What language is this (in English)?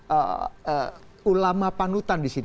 Indonesian